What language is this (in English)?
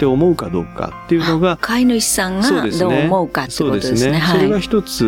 Japanese